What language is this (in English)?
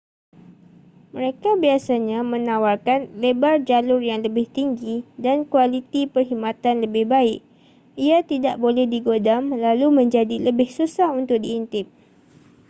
Malay